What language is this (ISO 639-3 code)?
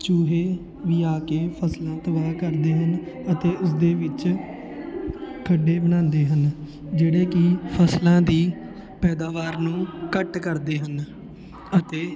pan